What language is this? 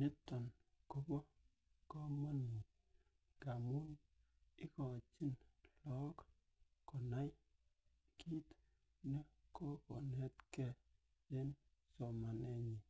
Kalenjin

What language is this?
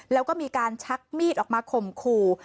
Thai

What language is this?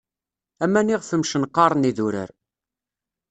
Kabyle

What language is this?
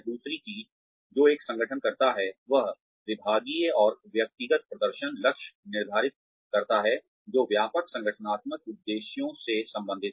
Hindi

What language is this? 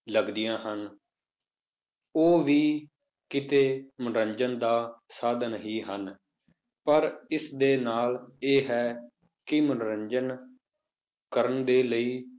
Punjabi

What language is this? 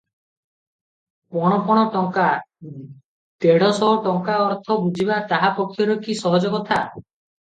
Odia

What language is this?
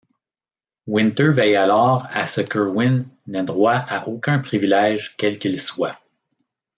French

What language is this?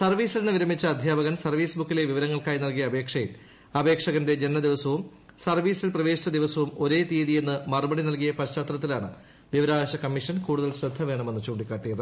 Malayalam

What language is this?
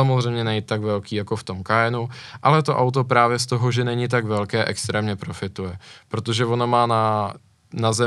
Czech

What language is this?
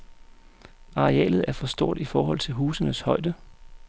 Danish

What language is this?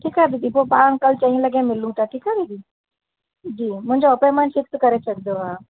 Sindhi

